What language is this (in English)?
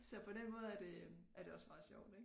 Danish